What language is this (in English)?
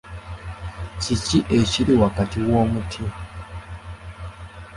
Ganda